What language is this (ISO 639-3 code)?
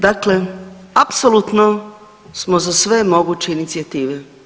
hrv